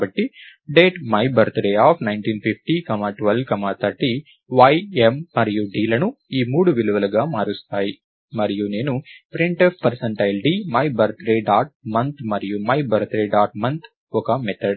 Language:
Telugu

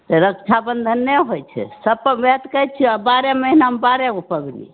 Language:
Maithili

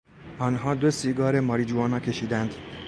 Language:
Persian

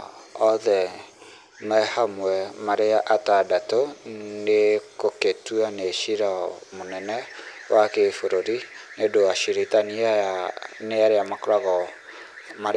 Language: Kikuyu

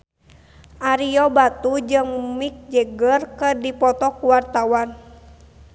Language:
Sundanese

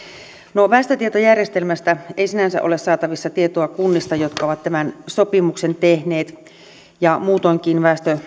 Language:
Finnish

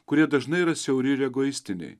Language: Lithuanian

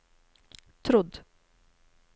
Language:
Norwegian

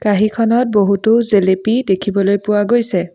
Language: Assamese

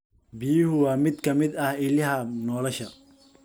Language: Somali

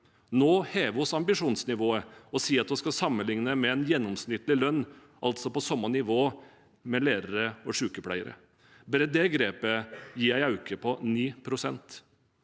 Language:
Norwegian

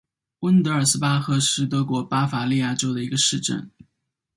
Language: Chinese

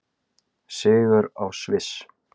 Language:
Icelandic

